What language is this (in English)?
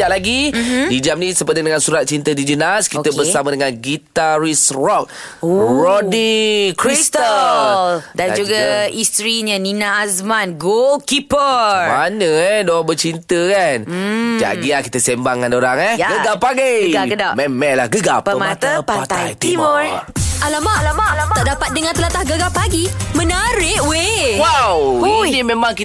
Malay